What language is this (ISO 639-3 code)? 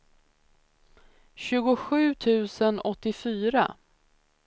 swe